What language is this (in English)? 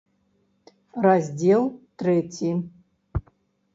Belarusian